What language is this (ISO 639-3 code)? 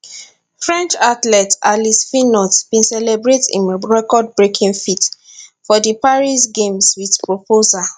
pcm